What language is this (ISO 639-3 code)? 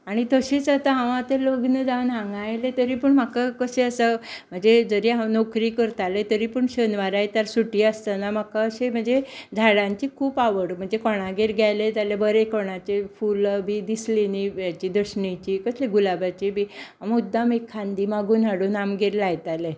kok